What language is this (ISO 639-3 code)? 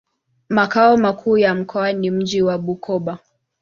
swa